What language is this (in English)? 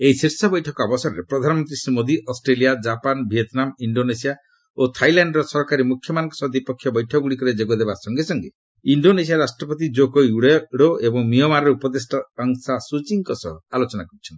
Odia